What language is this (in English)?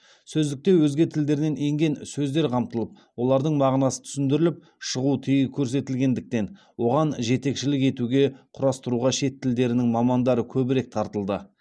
Kazakh